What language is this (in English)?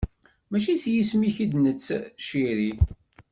Kabyle